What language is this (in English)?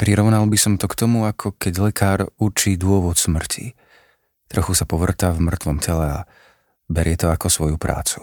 Slovak